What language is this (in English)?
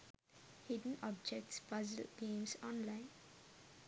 Sinhala